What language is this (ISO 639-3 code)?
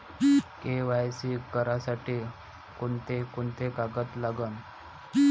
mar